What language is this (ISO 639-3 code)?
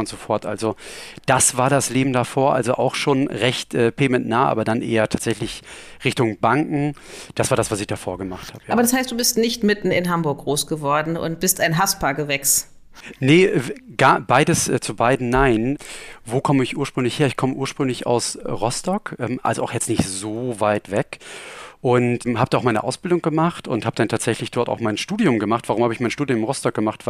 deu